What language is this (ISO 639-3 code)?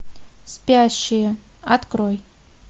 rus